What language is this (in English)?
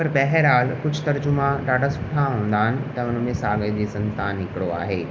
Sindhi